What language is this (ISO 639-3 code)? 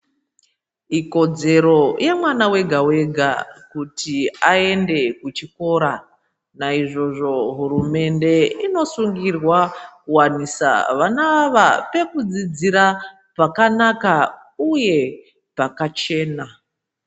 ndc